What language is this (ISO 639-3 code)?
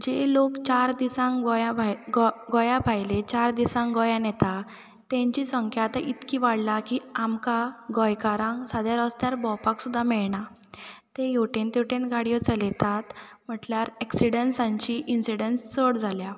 kok